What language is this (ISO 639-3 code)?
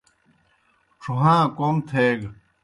plk